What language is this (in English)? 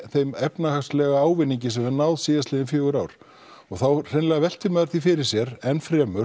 Icelandic